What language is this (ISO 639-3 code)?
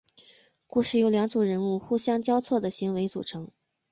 zho